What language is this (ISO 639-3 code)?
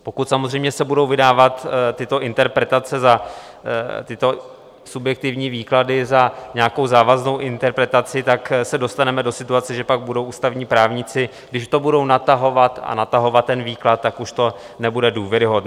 ces